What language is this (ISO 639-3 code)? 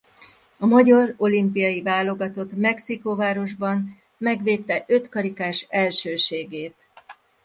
hun